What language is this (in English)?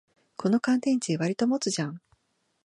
Japanese